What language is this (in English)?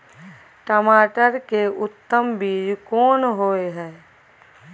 Maithili